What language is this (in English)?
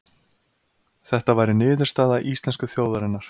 Icelandic